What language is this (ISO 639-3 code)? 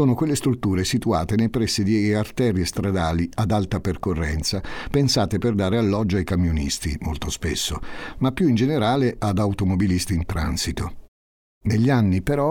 ita